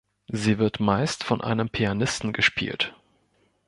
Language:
German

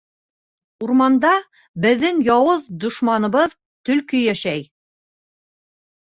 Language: Bashkir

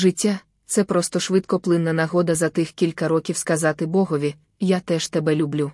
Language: Ukrainian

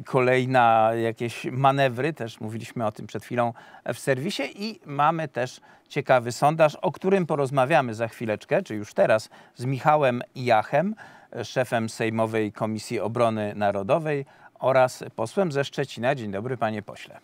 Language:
Polish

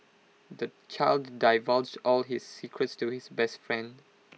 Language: English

